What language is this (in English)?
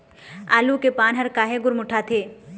Chhattisgarhi